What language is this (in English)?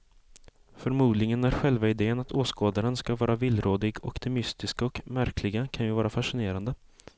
Swedish